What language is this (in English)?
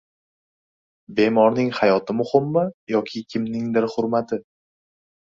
Uzbek